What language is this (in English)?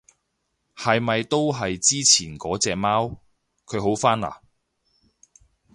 Cantonese